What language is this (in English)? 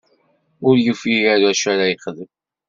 Kabyle